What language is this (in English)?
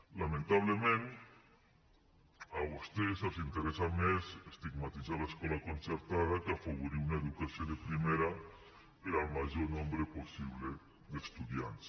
Catalan